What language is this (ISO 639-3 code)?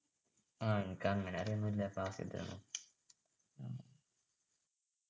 mal